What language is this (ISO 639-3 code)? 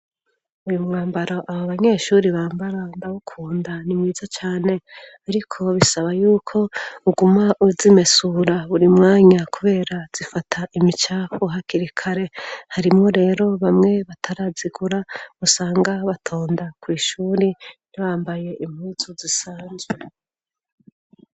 run